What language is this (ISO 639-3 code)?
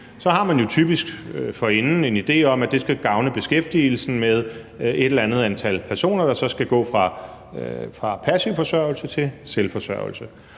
dan